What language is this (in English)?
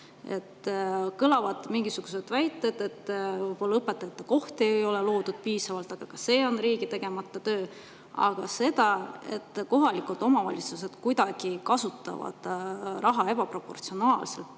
Estonian